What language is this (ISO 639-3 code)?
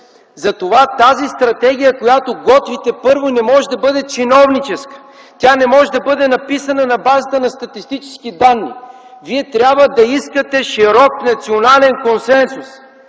bul